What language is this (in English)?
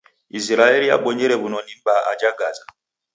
Taita